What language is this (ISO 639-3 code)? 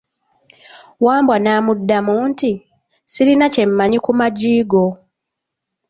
lug